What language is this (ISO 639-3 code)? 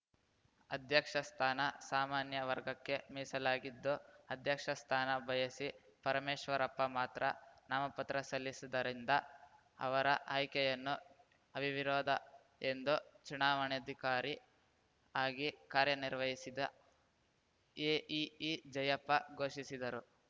kan